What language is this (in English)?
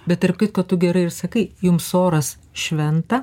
Lithuanian